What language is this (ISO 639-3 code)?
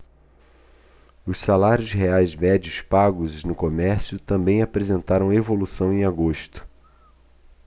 por